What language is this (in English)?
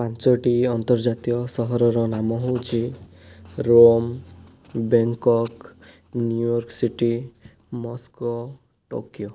Odia